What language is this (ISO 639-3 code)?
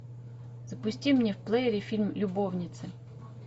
rus